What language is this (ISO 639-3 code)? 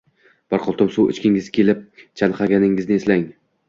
uzb